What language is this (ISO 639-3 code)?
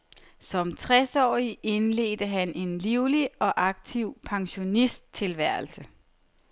dan